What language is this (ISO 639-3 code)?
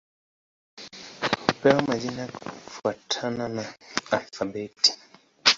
swa